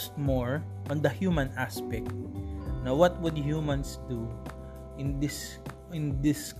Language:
Filipino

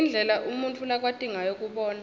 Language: Swati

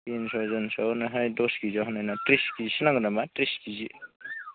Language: Bodo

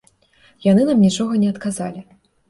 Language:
Belarusian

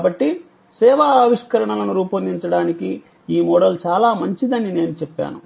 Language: Telugu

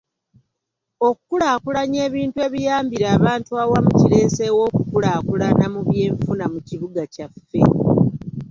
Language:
Ganda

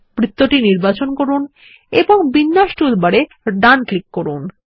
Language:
Bangla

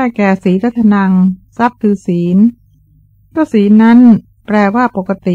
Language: Thai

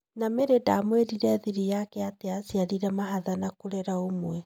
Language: Kikuyu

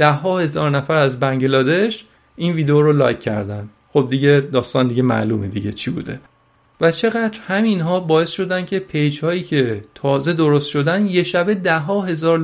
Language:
Persian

